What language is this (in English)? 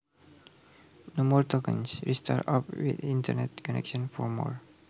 Javanese